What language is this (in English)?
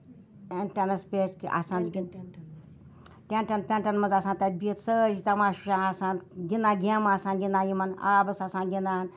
Kashmiri